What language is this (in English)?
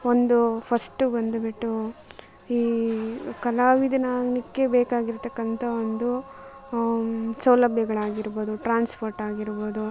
Kannada